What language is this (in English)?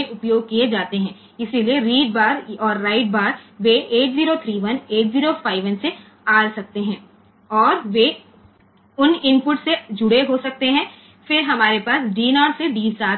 Gujarati